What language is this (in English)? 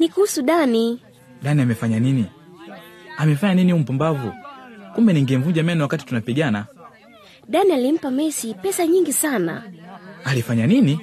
Swahili